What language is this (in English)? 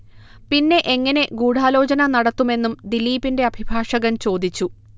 Malayalam